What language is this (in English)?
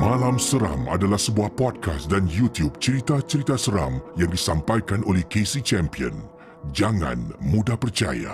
Malay